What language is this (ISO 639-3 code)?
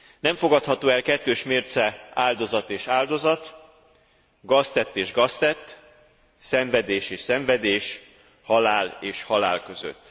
hun